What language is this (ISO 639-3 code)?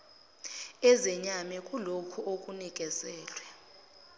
zul